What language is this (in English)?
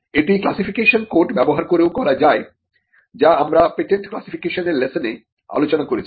Bangla